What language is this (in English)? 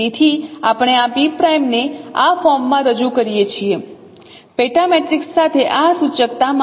Gujarati